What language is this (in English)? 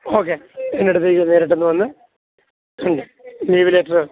Malayalam